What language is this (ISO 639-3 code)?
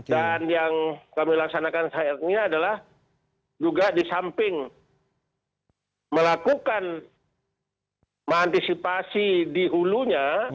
ind